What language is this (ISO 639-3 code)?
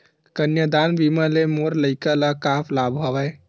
hne